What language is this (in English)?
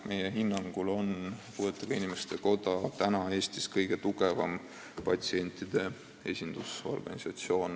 Estonian